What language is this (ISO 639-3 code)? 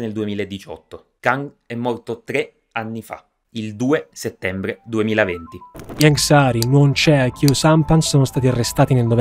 ita